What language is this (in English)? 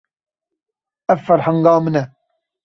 Kurdish